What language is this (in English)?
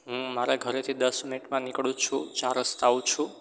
Gujarati